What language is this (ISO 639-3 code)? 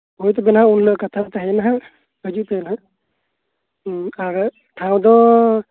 sat